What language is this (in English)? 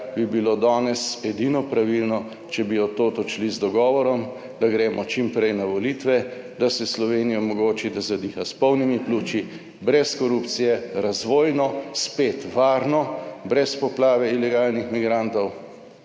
Slovenian